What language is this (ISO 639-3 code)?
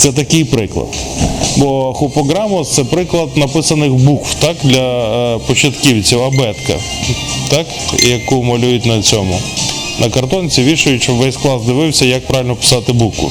ukr